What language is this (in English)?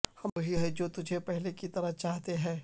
Urdu